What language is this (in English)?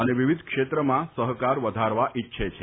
Gujarati